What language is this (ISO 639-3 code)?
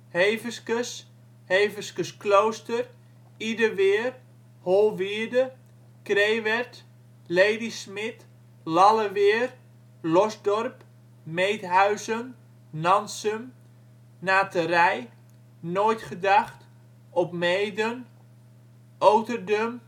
nld